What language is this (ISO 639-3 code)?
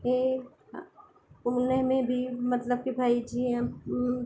snd